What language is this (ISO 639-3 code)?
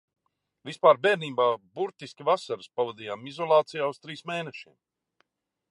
lav